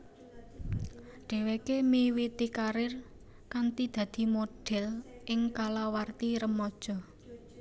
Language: Javanese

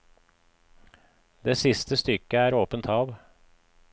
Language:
Norwegian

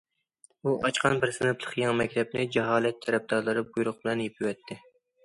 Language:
Uyghur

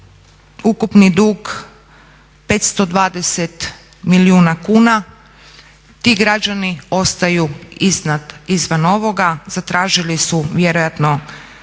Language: Croatian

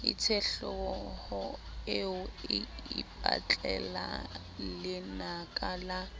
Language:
Southern Sotho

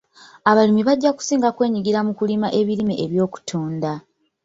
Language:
Ganda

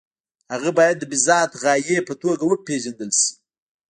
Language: Pashto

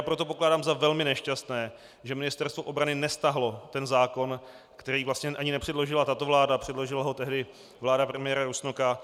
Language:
Czech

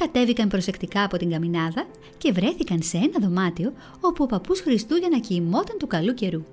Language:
Greek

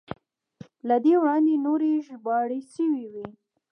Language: Pashto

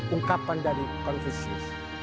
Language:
Indonesian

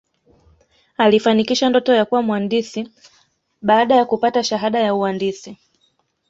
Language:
Swahili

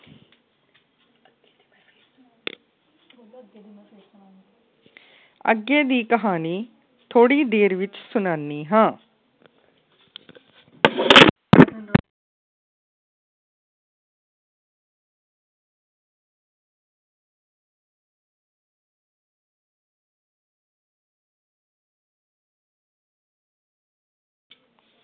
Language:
Punjabi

